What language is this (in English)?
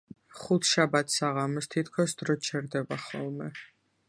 Georgian